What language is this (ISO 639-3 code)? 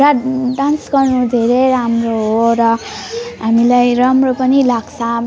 nep